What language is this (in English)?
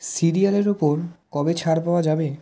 Bangla